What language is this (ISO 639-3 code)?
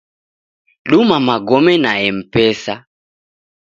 dav